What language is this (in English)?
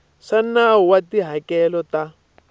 Tsonga